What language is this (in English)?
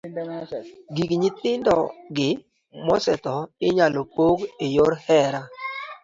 Luo (Kenya and Tanzania)